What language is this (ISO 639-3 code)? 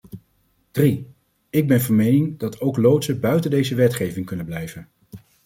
nld